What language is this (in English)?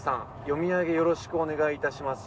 Japanese